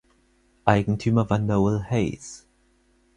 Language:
German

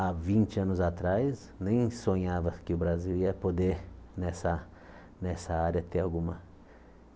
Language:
Portuguese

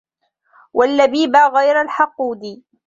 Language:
Arabic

